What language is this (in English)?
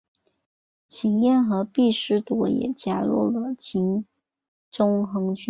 Chinese